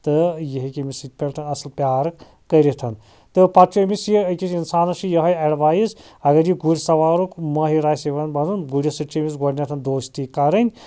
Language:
Kashmiri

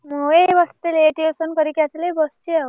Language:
Odia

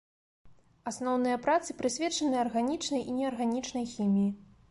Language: Belarusian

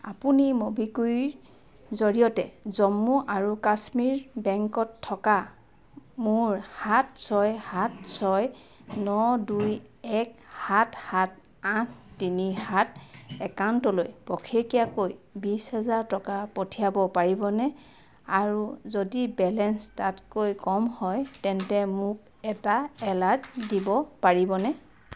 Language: Assamese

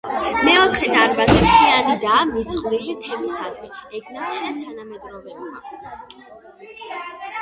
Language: Georgian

